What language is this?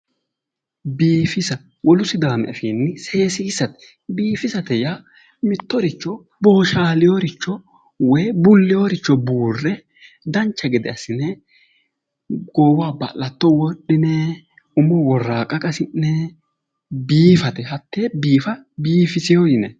Sidamo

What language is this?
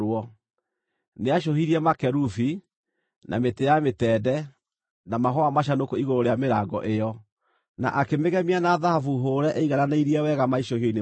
Kikuyu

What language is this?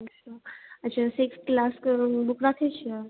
Maithili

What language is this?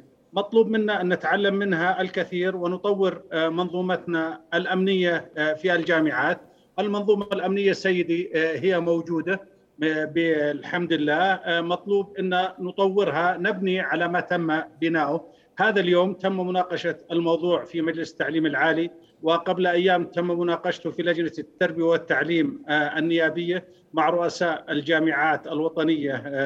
Arabic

